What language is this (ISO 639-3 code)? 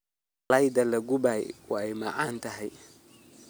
som